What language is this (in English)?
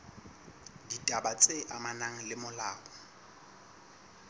Southern Sotho